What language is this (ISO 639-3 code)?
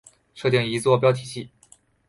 zho